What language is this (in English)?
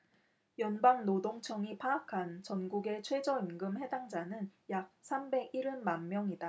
Korean